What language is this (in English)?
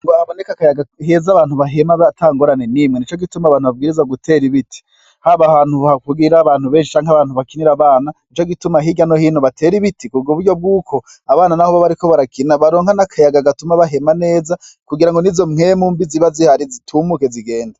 Rundi